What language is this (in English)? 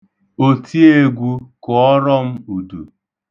Igbo